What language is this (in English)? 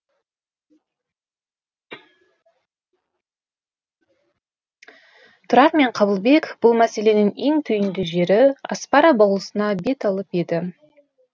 Kazakh